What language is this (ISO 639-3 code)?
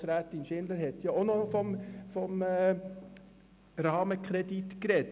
gsw